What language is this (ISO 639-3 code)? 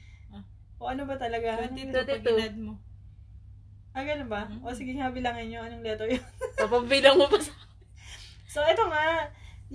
fil